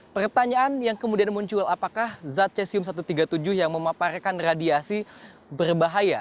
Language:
Indonesian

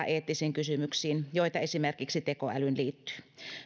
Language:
Finnish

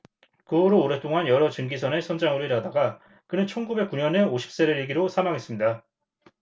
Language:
Korean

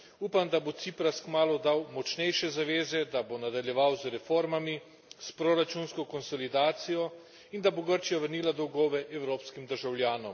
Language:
Slovenian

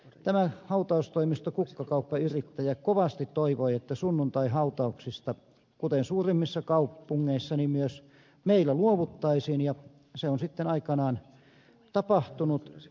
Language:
Finnish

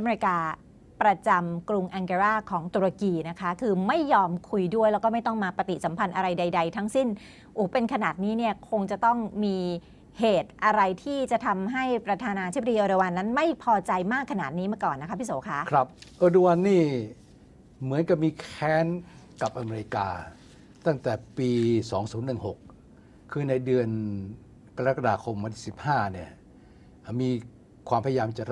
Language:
Thai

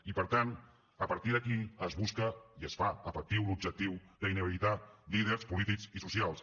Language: Catalan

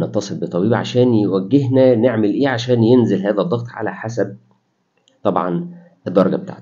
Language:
Arabic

